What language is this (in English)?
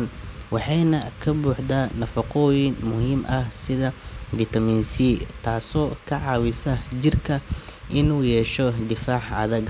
Somali